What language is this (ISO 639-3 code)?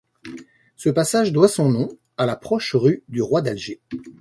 fra